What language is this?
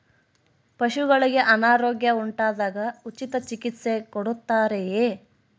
Kannada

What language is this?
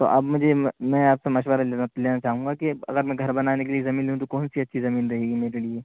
Urdu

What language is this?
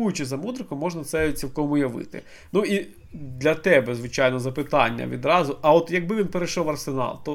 Ukrainian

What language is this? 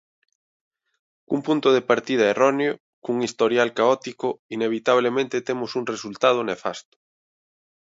Galician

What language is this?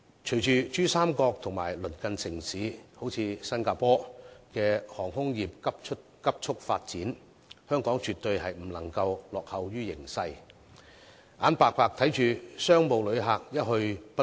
Cantonese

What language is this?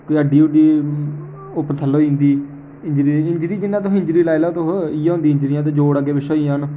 Dogri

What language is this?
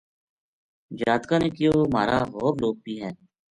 Gujari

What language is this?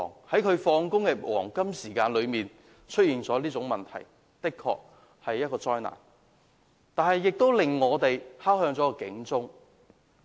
Cantonese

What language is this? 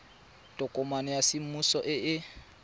Tswana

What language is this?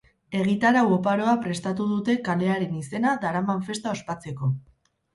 Basque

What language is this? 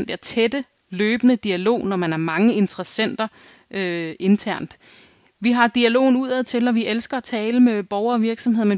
Danish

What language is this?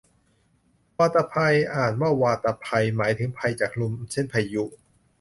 Thai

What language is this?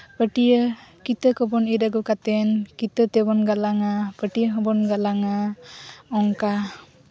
Santali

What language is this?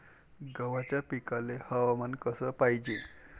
Marathi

